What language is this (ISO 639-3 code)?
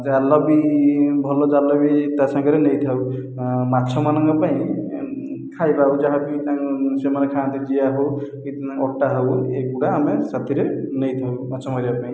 ori